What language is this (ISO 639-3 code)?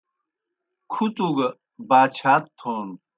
plk